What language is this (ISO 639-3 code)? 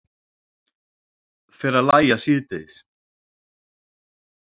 isl